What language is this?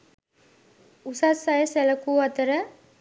Sinhala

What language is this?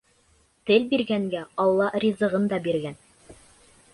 Bashkir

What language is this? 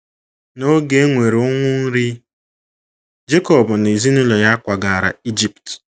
Igbo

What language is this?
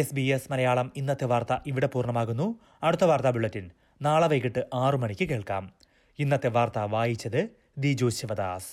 Malayalam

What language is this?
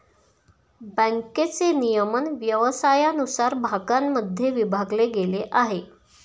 Marathi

